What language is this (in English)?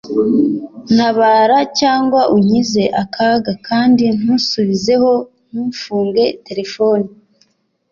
Kinyarwanda